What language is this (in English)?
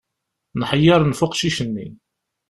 Kabyle